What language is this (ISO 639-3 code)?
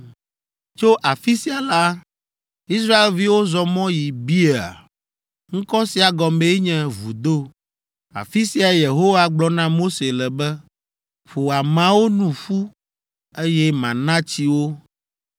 ewe